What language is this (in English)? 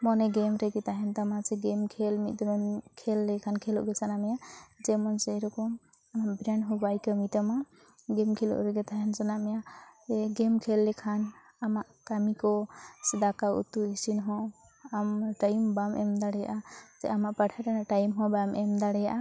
Santali